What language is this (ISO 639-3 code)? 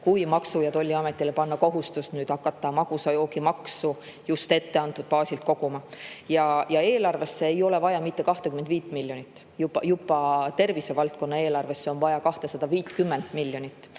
est